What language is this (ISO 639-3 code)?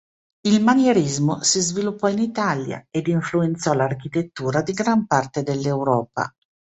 ita